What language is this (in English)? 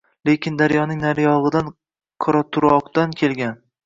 Uzbek